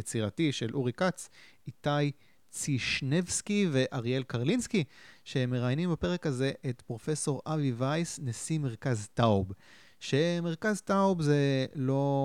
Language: Hebrew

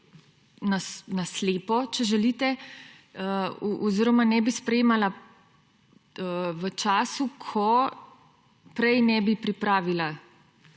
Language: Slovenian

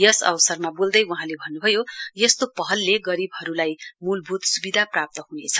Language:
Nepali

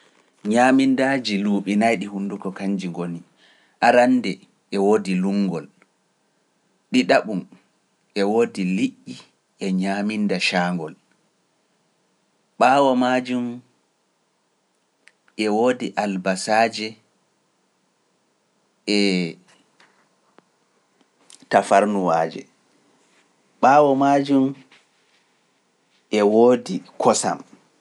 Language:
Pular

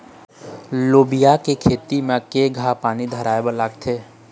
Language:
Chhattisgarhi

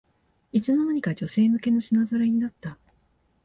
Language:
Japanese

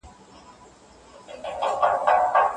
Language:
Pashto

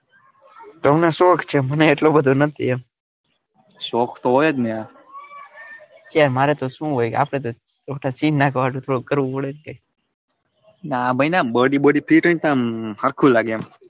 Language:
Gujarati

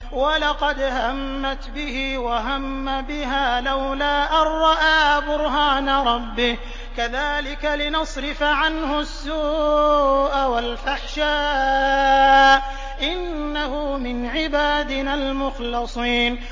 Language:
Arabic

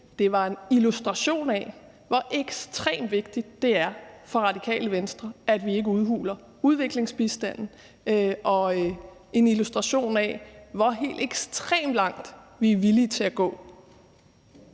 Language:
Danish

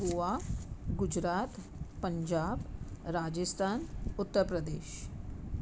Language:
Sindhi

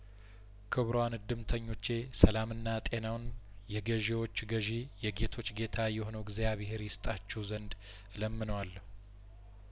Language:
Amharic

